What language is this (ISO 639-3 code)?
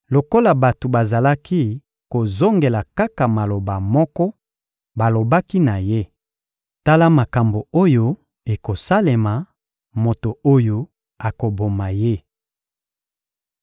lin